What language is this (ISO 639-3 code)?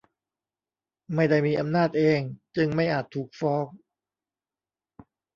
tha